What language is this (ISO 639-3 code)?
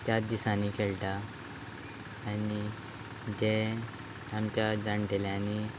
kok